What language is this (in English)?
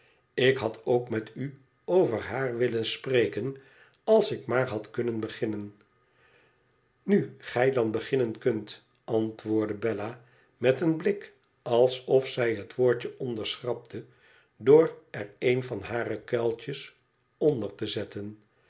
Dutch